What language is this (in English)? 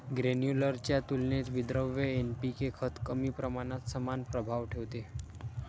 Marathi